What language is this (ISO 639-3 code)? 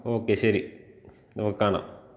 mal